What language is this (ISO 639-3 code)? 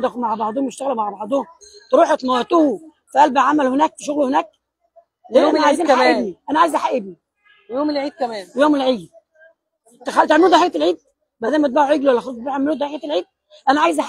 ara